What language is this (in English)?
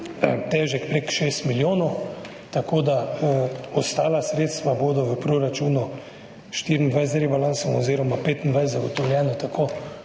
Slovenian